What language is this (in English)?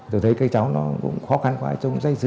Vietnamese